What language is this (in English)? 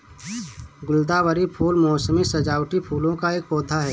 Hindi